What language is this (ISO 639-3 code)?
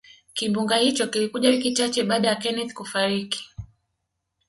swa